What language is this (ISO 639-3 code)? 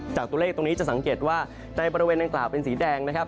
tha